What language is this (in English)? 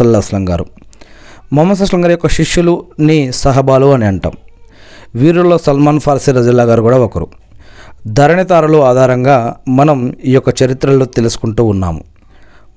Telugu